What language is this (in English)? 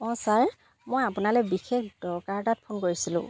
Assamese